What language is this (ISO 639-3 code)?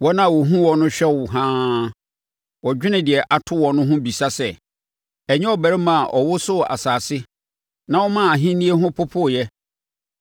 aka